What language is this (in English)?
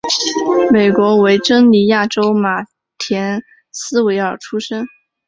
Chinese